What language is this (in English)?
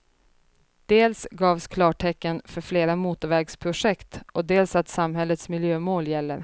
Swedish